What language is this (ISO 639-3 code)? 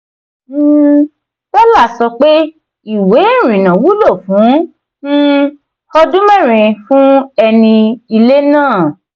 yor